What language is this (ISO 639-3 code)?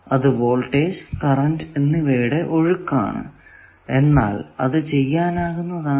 mal